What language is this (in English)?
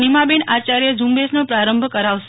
Gujarati